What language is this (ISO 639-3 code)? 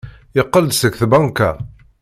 kab